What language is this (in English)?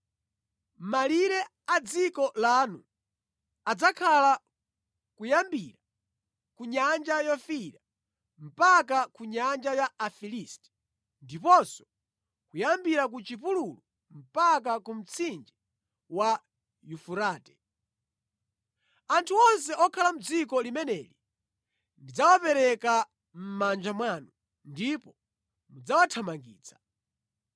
Nyanja